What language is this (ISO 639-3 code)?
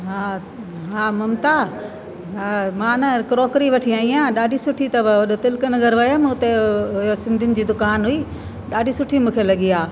snd